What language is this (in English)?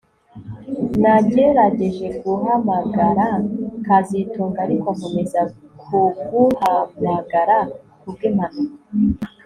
Kinyarwanda